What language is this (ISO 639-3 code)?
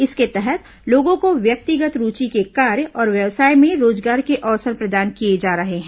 hin